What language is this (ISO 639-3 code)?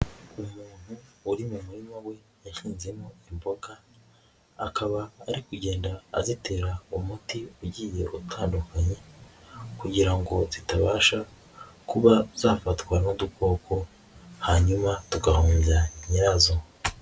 kin